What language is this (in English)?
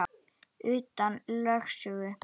Icelandic